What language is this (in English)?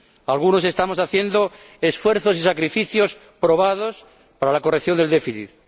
Spanish